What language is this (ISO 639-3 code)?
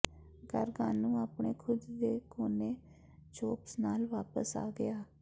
pan